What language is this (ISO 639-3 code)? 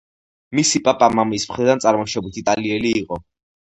kat